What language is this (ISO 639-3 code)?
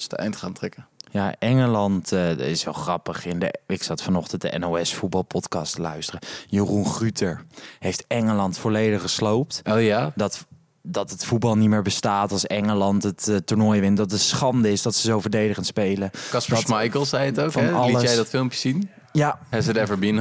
nld